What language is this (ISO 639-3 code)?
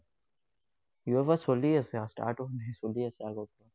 asm